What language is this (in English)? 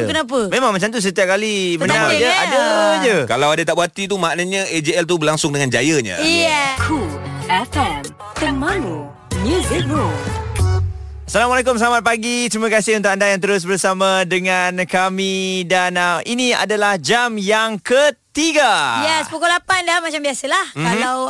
Malay